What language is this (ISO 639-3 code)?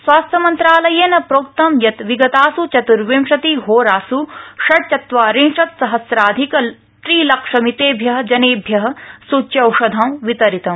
san